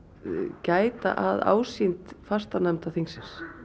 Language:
Icelandic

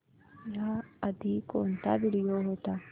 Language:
Marathi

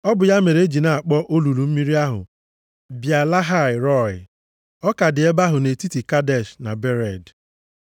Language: Igbo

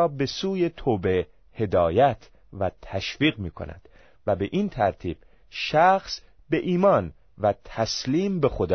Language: Persian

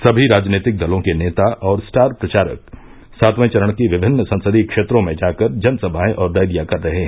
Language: Hindi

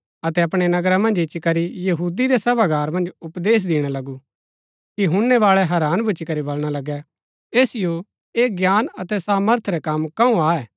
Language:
Gaddi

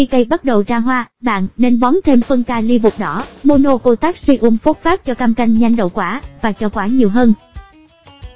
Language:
Vietnamese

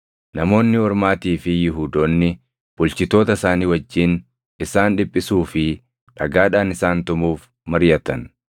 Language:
Oromo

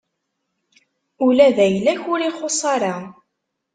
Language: Kabyle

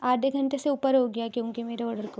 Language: Urdu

